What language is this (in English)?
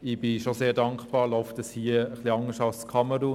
Swiss German